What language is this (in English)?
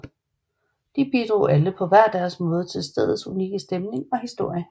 Danish